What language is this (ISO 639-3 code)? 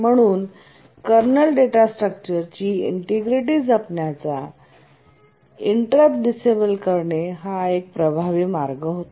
mar